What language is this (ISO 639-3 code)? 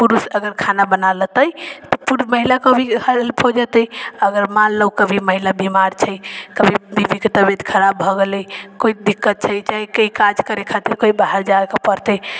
mai